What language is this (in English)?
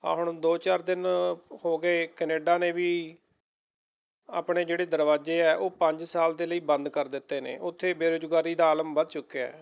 Punjabi